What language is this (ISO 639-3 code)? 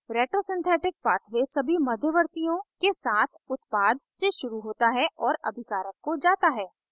hin